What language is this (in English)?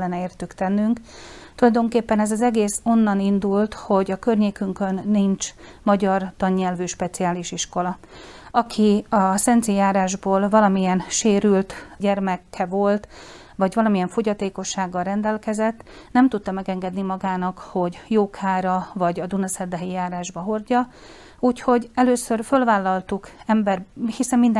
Hungarian